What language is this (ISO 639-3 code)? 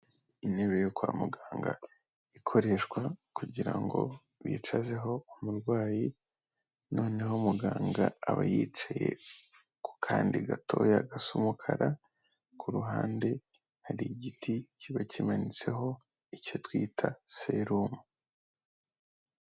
kin